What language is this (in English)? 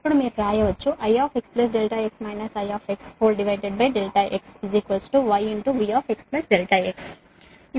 Telugu